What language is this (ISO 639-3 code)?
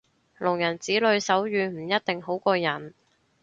yue